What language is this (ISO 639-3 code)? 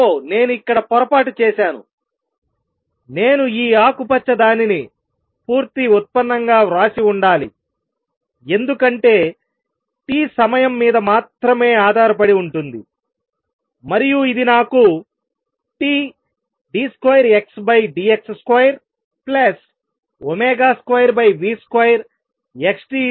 tel